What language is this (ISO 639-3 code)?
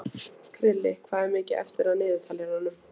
isl